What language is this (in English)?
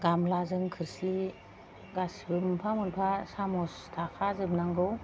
Bodo